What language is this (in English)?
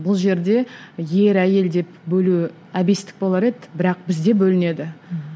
Kazakh